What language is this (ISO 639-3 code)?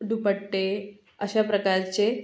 mar